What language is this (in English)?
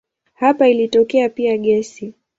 Swahili